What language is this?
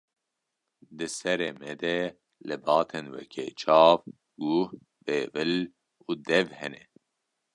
Kurdish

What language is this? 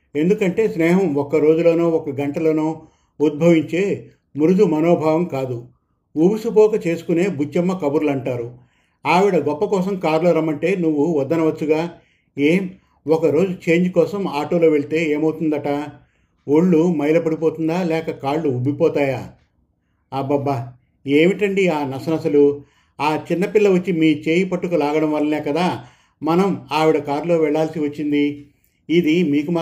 Telugu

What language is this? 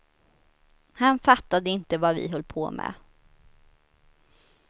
Swedish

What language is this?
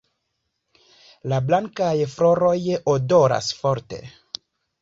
Esperanto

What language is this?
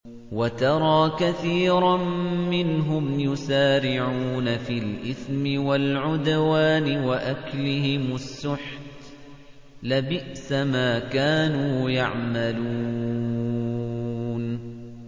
Arabic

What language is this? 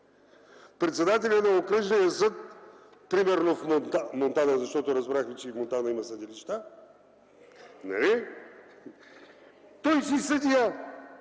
Bulgarian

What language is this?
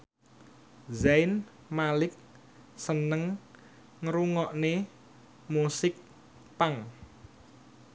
Javanese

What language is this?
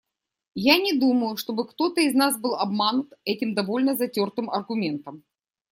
Russian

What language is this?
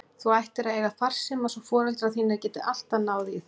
Icelandic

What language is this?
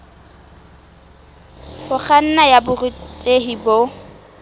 Southern Sotho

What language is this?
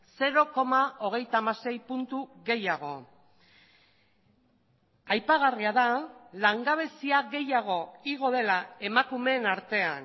Basque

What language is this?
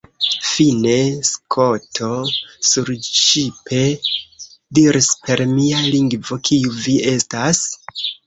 Esperanto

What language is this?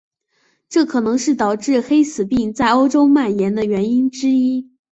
Chinese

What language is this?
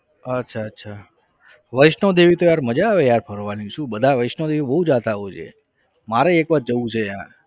Gujarati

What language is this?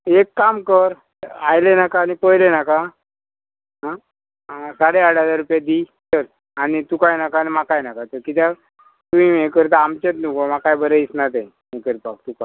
Konkani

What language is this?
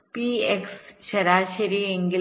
Malayalam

